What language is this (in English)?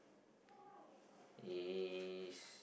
English